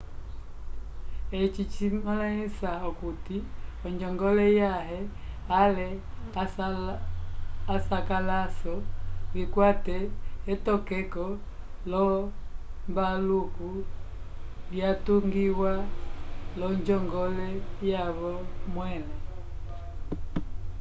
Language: Umbundu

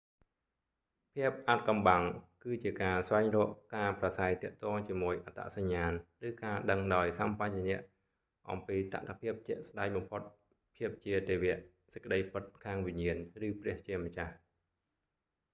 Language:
Khmer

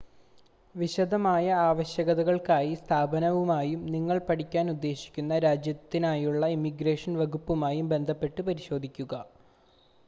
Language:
Malayalam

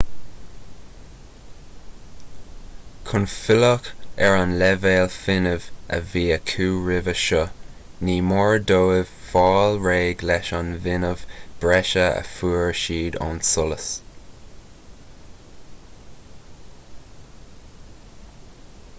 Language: Irish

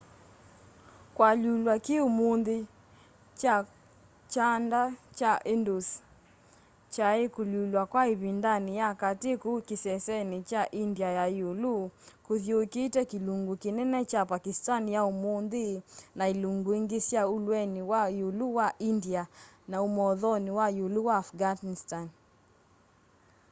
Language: Kamba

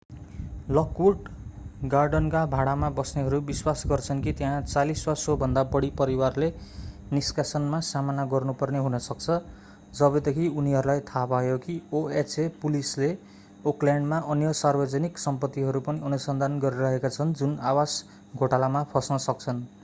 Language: Nepali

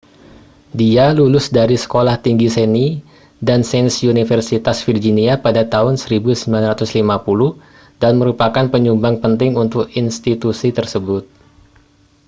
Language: Indonesian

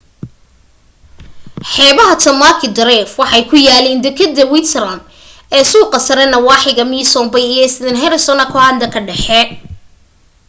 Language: Somali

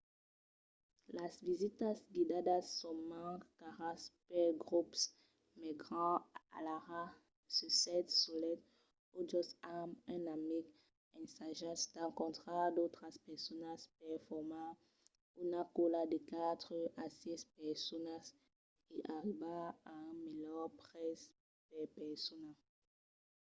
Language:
Occitan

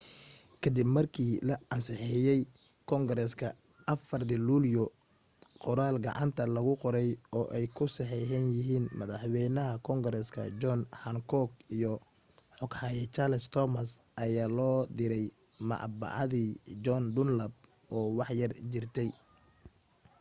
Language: Somali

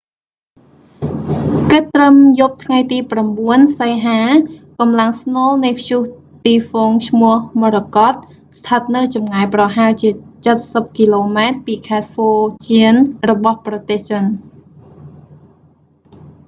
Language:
Khmer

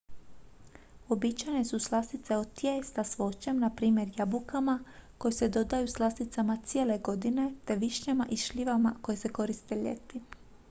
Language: Croatian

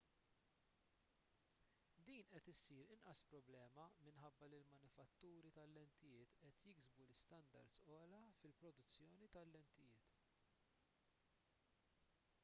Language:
Maltese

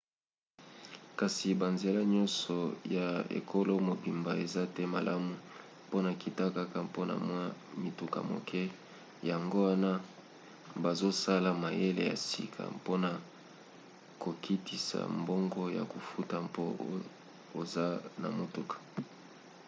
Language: Lingala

